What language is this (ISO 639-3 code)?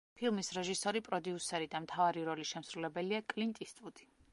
kat